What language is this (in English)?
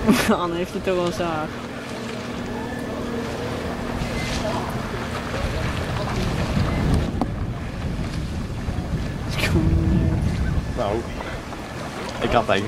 Dutch